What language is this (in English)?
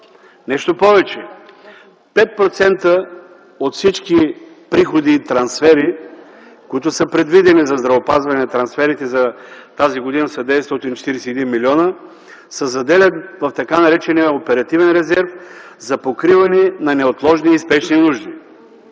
Bulgarian